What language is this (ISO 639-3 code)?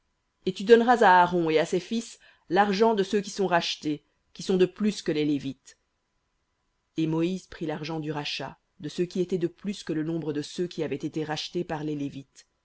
fra